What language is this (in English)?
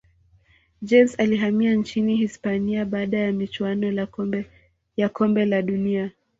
Swahili